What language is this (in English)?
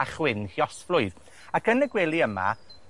Welsh